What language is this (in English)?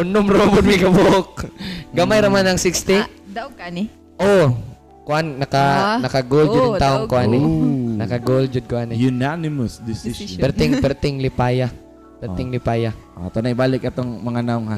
Filipino